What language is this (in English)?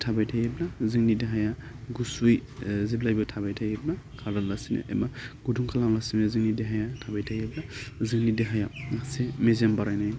Bodo